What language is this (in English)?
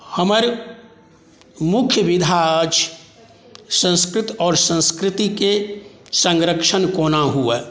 Maithili